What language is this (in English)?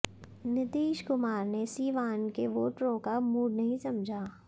Hindi